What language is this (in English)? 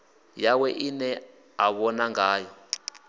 Venda